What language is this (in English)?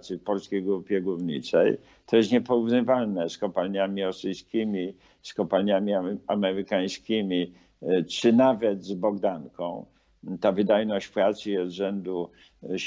Polish